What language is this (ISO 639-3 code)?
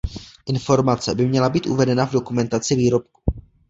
ces